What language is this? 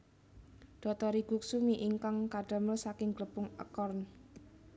Javanese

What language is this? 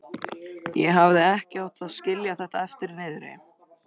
Icelandic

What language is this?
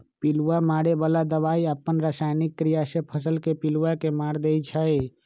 Magahi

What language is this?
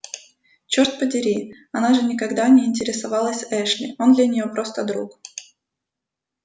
Russian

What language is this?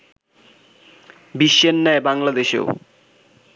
Bangla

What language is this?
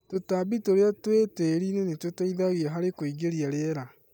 Kikuyu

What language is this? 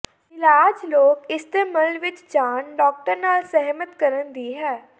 Punjabi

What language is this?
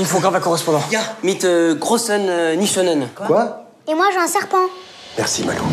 French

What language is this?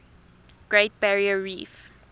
English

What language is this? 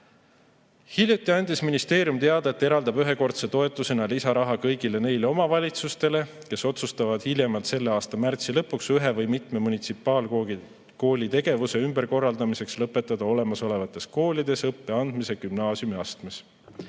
Estonian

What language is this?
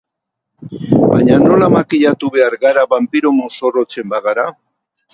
Basque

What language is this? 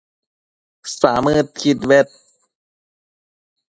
Matsés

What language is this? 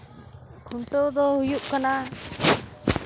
Santali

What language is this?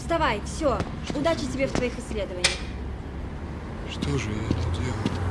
Russian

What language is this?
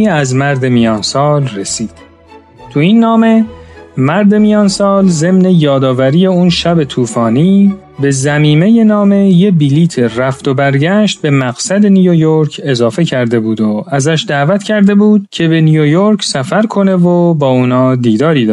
Persian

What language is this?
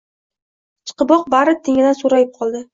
Uzbek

